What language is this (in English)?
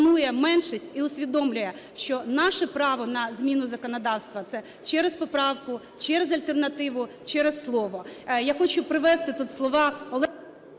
Ukrainian